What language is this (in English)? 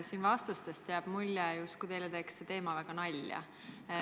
Estonian